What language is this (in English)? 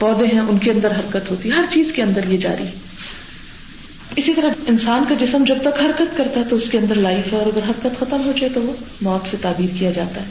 Urdu